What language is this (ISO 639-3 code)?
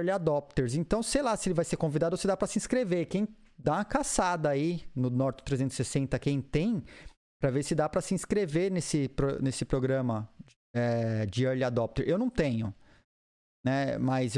por